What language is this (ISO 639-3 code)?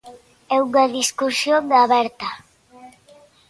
glg